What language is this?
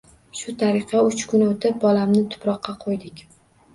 Uzbek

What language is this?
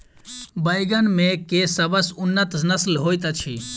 Maithili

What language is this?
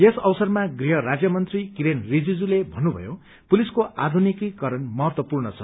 Nepali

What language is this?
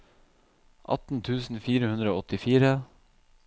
Norwegian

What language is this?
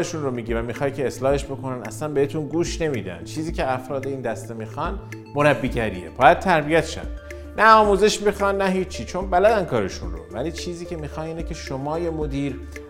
Persian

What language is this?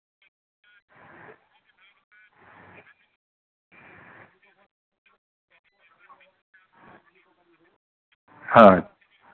Santali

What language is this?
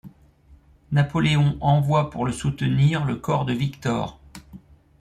French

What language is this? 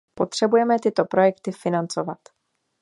Czech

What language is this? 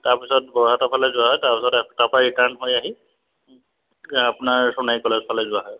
Assamese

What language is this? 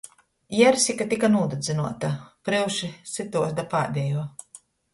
Latgalian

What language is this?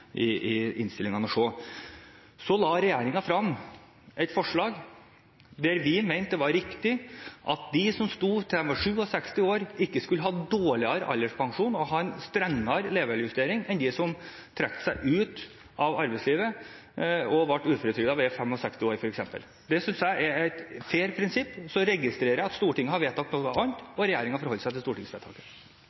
Norwegian Bokmål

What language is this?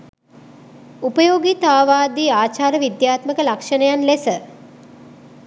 Sinhala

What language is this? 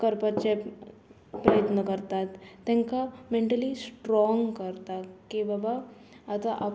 Konkani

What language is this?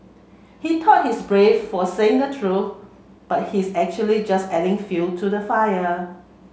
English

